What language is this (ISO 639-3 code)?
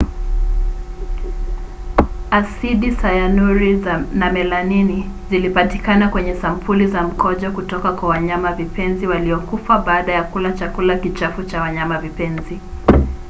swa